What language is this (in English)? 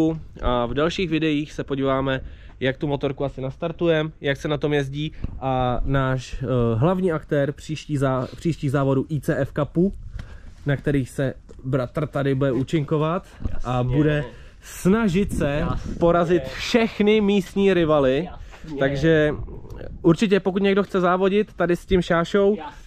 Czech